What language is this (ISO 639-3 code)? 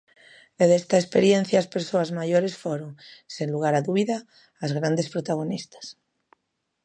glg